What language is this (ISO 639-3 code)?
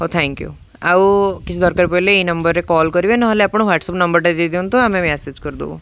ori